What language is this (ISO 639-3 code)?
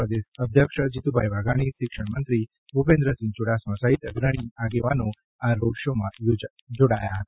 guj